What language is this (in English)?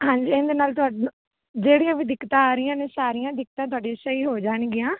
Punjabi